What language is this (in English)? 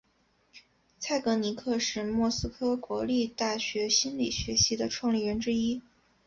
Chinese